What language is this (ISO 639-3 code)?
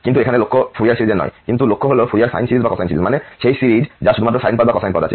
ben